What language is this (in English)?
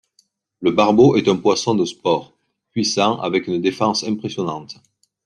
French